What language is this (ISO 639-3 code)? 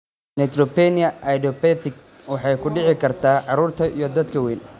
som